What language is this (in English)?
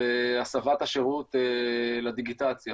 Hebrew